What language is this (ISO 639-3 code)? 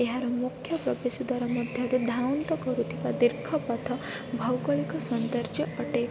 ori